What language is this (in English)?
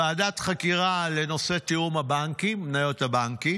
Hebrew